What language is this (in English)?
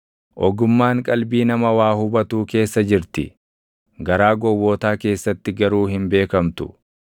Oromo